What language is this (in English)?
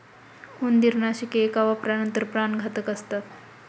Marathi